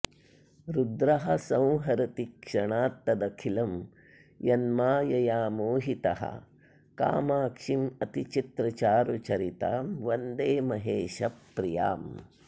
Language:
Sanskrit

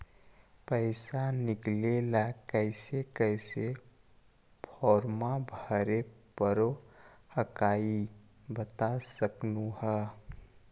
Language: Magahi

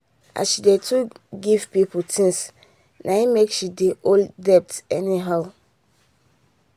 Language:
Nigerian Pidgin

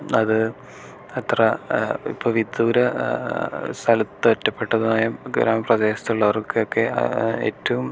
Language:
Malayalam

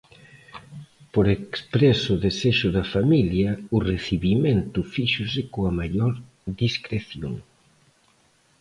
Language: Galician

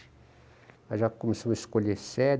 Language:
Portuguese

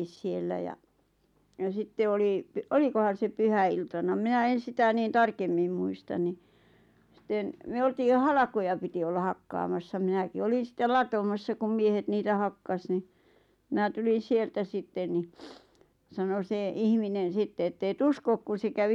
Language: Finnish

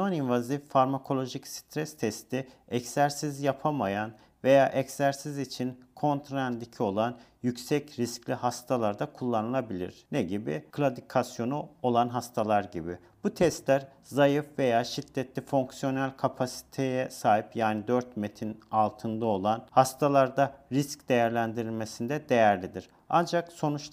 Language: Turkish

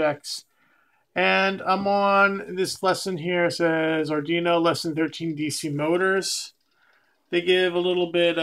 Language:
English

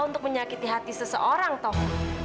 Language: Indonesian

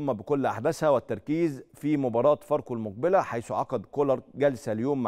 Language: Arabic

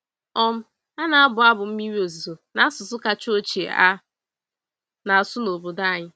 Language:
Igbo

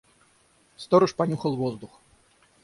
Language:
Russian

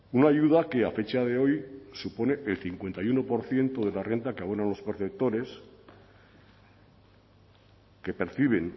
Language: Spanish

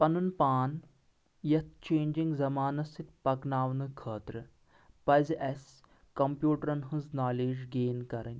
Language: Kashmiri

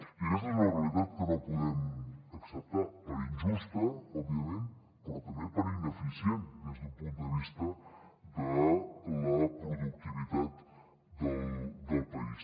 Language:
Catalan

